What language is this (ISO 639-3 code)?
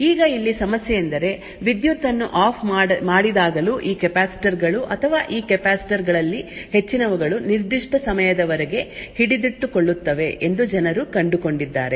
kan